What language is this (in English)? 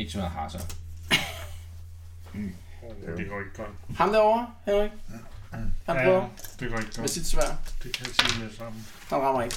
Danish